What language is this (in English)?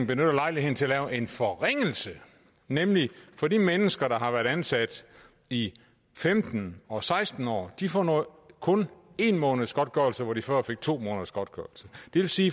Danish